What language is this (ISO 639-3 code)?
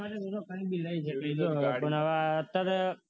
guj